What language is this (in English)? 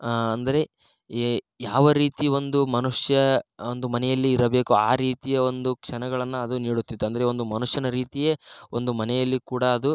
Kannada